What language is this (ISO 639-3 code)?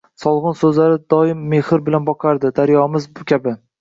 uzb